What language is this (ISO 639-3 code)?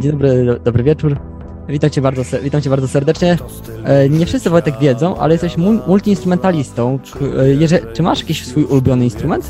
pol